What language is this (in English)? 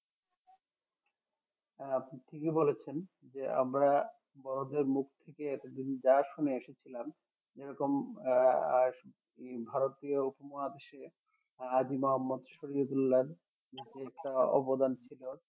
Bangla